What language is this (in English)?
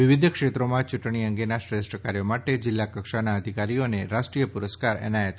Gujarati